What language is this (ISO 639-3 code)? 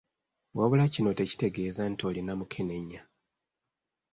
lug